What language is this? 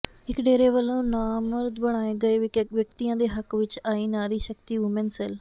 Punjabi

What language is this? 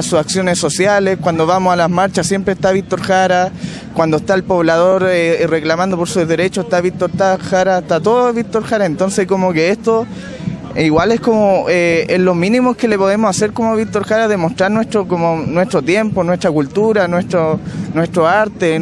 Spanish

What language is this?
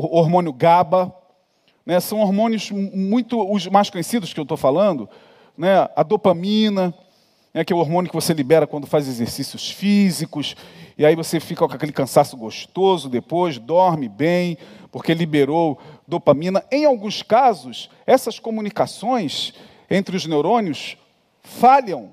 Portuguese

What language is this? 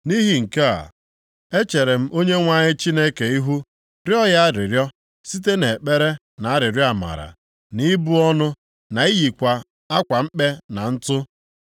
Igbo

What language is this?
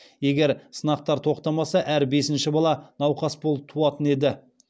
Kazakh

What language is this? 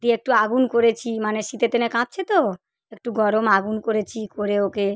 Bangla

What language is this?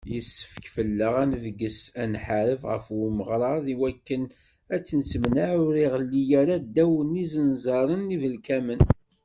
Kabyle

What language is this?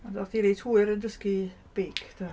Welsh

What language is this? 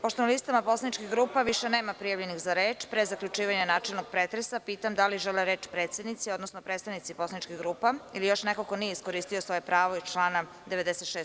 Serbian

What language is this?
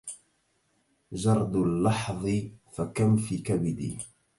Arabic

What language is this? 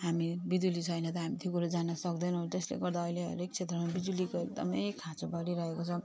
Nepali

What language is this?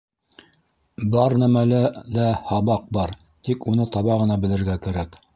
Bashkir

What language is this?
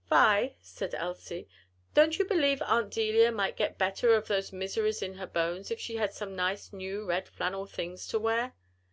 English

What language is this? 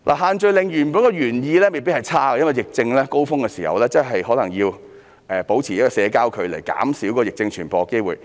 Cantonese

